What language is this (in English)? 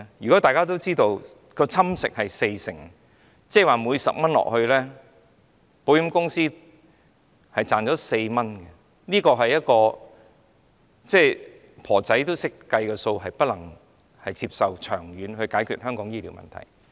Cantonese